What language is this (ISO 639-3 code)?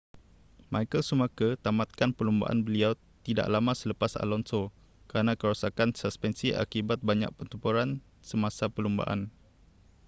msa